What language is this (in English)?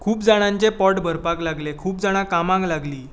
Konkani